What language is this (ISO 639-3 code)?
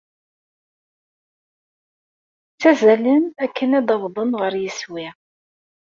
kab